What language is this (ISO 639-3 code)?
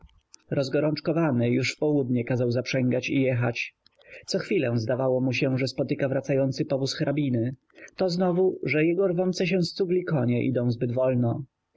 pol